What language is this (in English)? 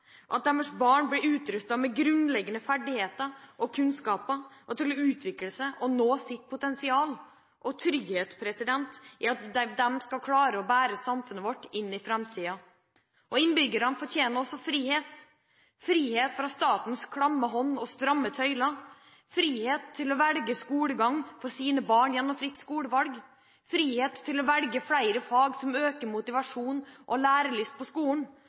Norwegian Bokmål